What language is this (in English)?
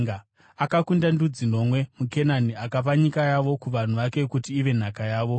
Shona